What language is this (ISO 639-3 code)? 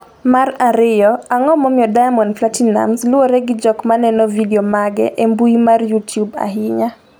luo